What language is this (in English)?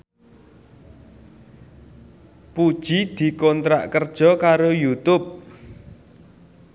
Javanese